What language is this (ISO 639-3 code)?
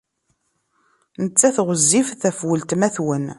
kab